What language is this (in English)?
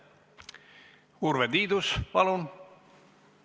Estonian